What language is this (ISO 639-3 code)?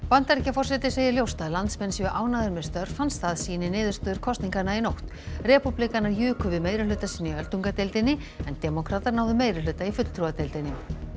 isl